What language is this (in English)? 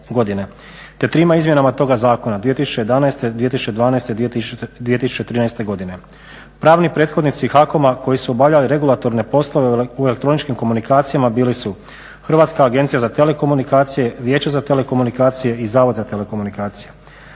Croatian